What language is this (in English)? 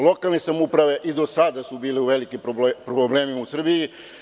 Serbian